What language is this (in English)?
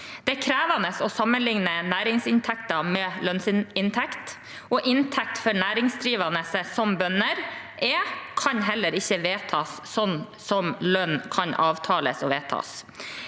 Norwegian